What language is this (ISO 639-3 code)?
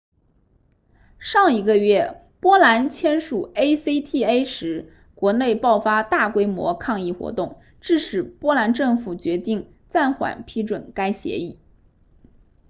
zho